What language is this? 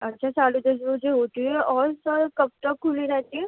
Urdu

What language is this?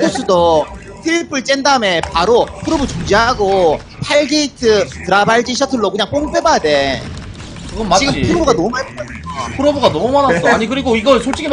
Korean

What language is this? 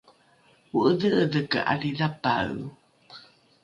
Rukai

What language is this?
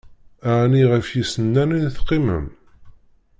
Kabyle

